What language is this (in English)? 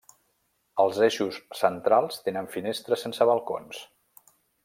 Catalan